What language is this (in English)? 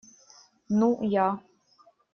Russian